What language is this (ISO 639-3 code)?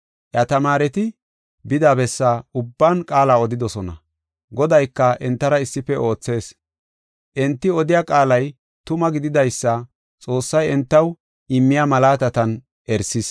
gof